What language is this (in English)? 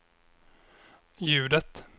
Swedish